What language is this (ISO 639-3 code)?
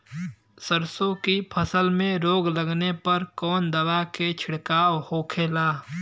bho